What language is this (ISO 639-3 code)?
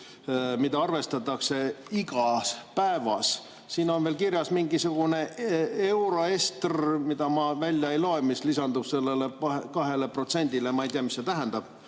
est